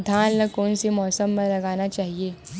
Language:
Chhattisgarhi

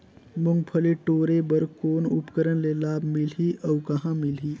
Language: Chhattisgarhi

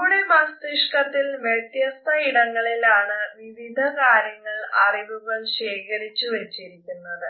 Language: Malayalam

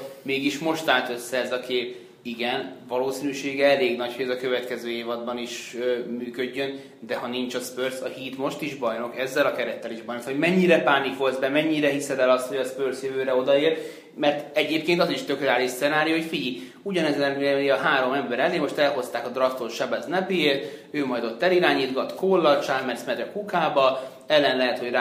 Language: Hungarian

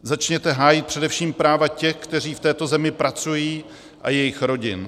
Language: Czech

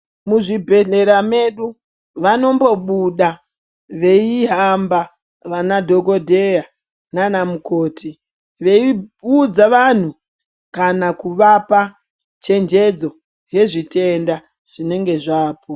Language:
Ndau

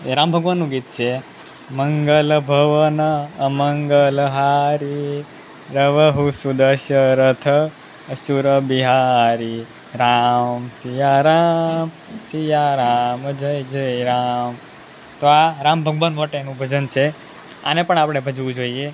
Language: Gujarati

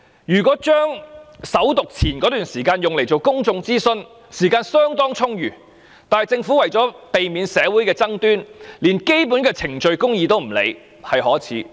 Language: Cantonese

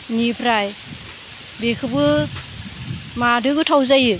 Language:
Bodo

